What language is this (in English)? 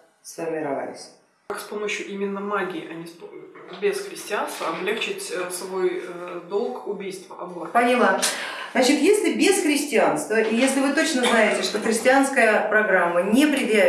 Russian